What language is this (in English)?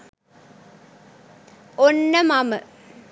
Sinhala